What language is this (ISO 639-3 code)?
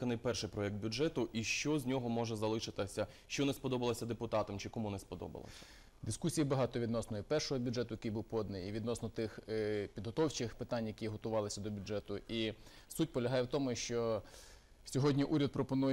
ukr